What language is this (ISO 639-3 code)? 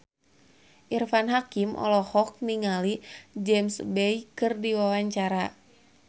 sun